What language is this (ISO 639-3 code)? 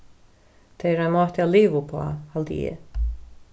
fao